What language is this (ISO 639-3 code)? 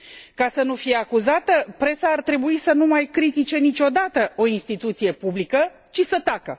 ron